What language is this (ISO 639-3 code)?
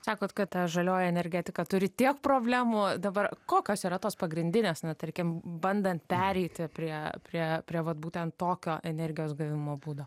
lit